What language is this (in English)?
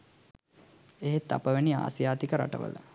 Sinhala